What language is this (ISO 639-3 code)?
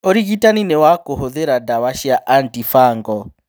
kik